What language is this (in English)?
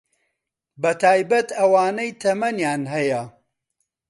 Central Kurdish